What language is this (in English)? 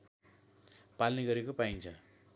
Nepali